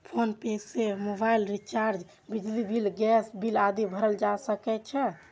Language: Maithili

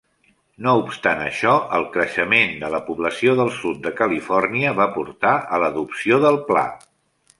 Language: Catalan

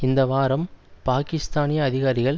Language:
Tamil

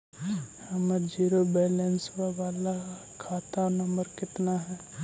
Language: Magahi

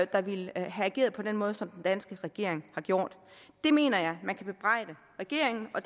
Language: Danish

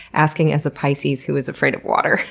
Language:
English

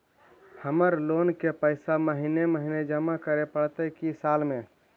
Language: Magahi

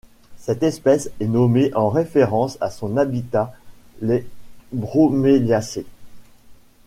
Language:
French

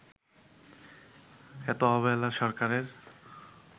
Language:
Bangla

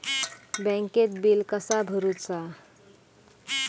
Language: Marathi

